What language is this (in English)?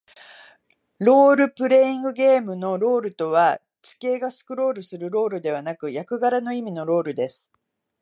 Japanese